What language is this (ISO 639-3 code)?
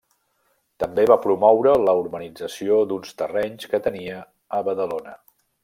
cat